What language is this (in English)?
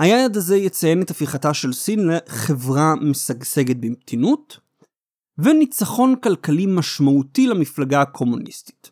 Hebrew